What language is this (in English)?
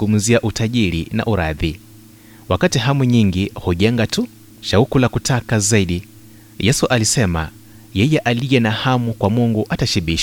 Swahili